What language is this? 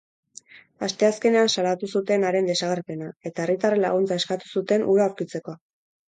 Basque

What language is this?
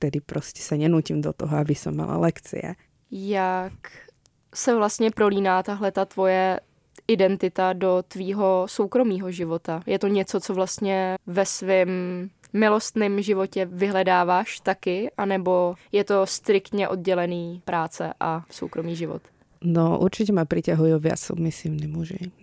Czech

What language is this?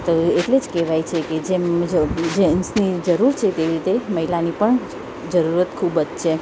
Gujarati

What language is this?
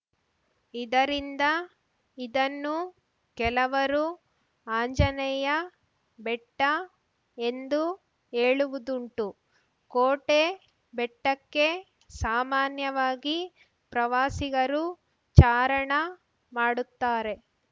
Kannada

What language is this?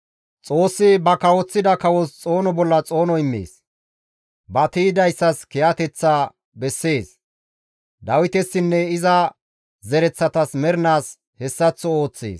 Gamo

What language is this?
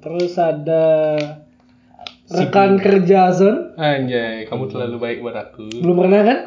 Indonesian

